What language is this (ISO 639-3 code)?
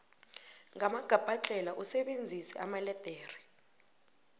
nbl